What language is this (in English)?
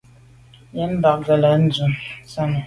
Medumba